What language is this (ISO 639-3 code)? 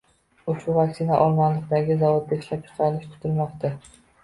uzb